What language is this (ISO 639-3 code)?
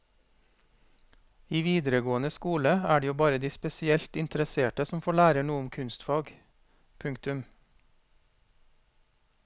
nor